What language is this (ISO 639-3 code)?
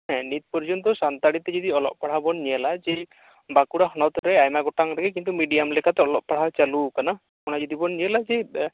sat